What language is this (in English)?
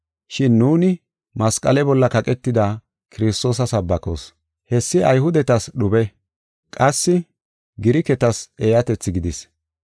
Gofa